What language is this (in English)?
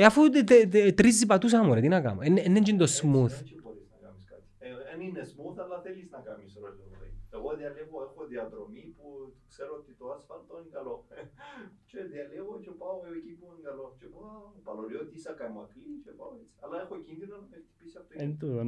Greek